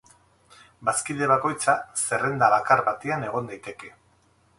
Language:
Basque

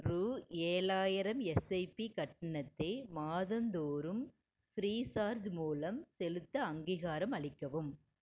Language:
Tamil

